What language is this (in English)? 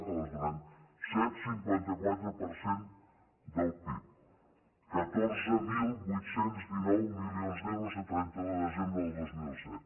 Catalan